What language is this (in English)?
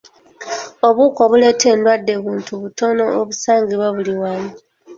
Ganda